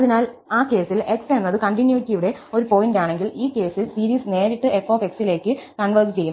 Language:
Malayalam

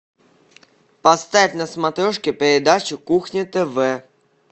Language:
Russian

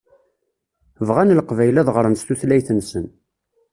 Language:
Kabyle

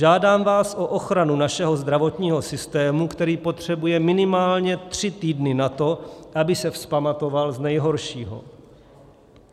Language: Czech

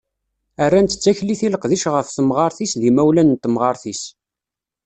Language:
Kabyle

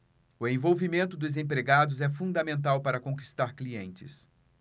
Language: Portuguese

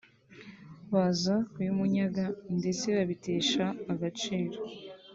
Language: Kinyarwanda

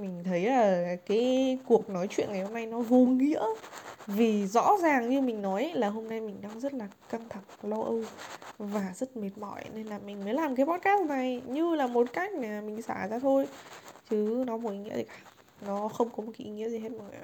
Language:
Vietnamese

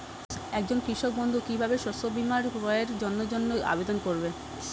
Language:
Bangla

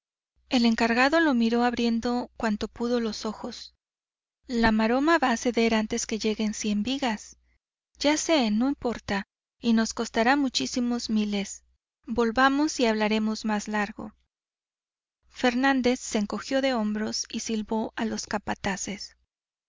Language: Spanish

